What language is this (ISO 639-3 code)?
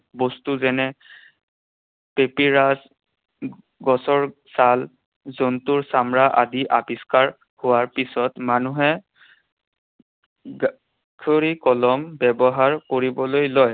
asm